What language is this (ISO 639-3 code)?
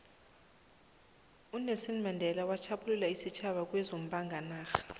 nbl